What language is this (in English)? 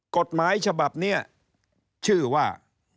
Thai